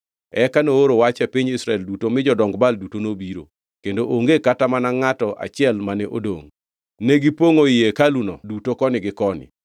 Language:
Luo (Kenya and Tanzania)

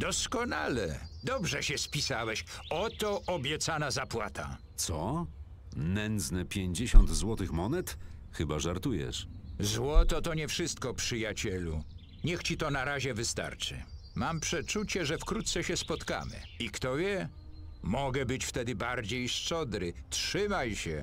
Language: Polish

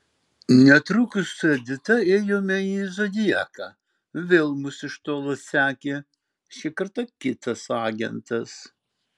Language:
Lithuanian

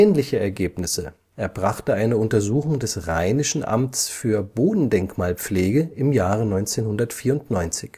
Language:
German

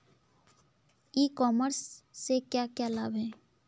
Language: Hindi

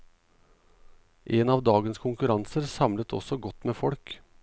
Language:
Norwegian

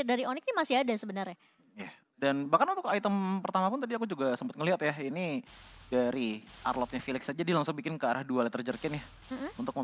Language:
Indonesian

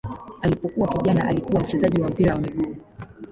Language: Swahili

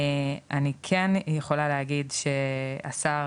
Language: Hebrew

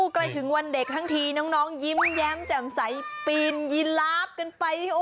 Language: Thai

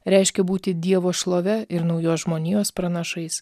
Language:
Lithuanian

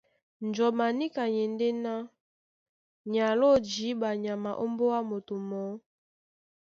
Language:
Duala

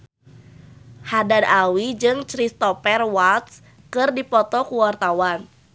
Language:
Sundanese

